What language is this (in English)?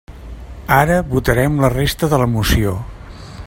Catalan